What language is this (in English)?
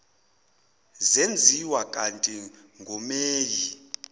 Zulu